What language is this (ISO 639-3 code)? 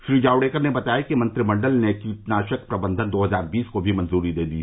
hin